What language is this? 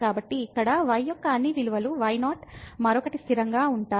Telugu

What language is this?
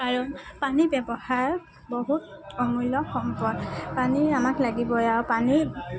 Assamese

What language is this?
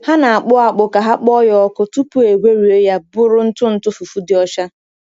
Igbo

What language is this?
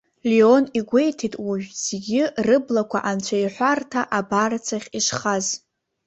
Abkhazian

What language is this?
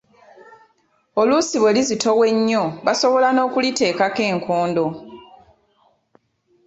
Ganda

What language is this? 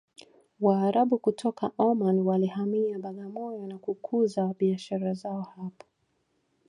Swahili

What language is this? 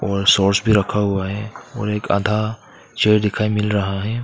Hindi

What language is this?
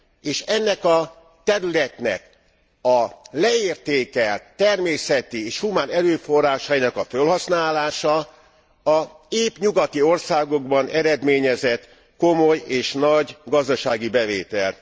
Hungarian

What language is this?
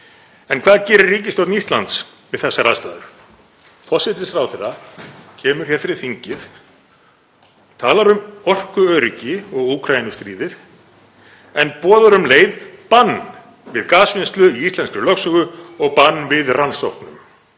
Icelandic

